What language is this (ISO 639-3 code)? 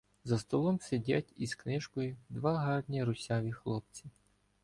ukr